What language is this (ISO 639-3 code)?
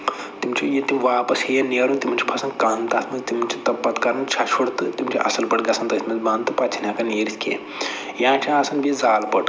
kas